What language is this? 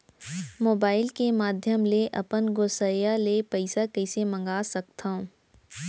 Chhattisgarhi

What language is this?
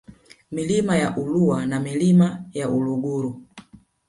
Swahili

